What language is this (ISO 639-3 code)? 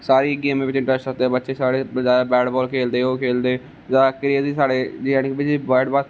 doi